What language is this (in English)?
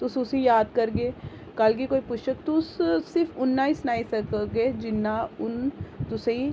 Dogri